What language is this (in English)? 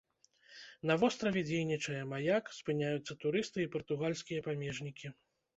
Belarusian